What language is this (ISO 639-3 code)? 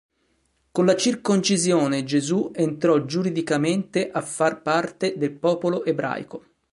ita